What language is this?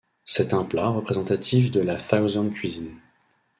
French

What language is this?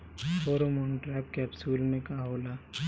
Bhojpuri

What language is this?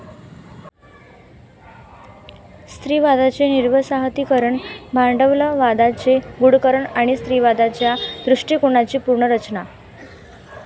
Marathi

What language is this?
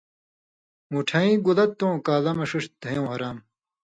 Indus Kohistani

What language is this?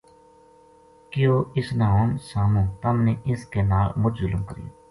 Gujari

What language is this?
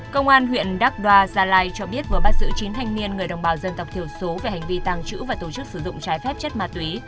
Vietnamese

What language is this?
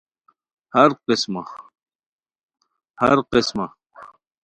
Khowar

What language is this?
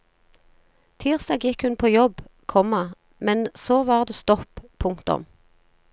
Norwegian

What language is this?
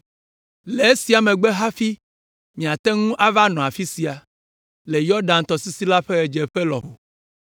Ewe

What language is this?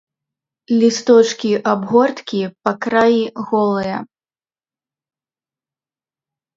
Belarusian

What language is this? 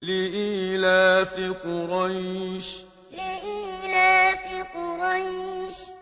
Arabic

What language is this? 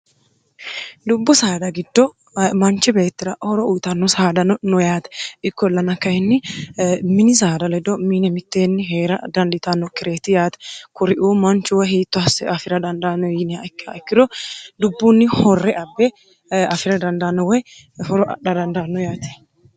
Sidamo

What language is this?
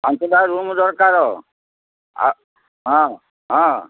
Odia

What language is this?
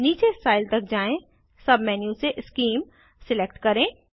Hindi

